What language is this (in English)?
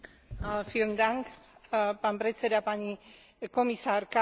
Slovak